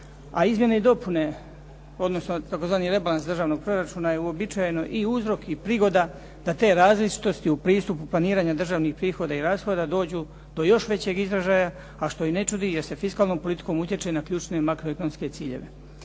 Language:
Croatian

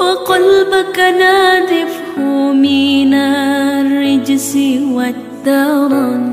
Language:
Arabic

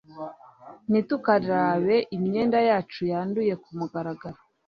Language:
Kinyarwanda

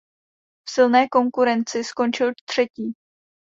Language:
Czech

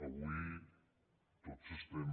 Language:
Catalan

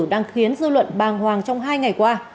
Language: Vietnamese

